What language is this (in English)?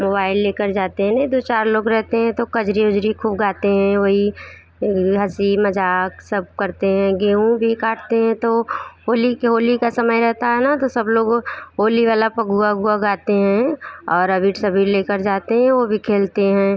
Hindi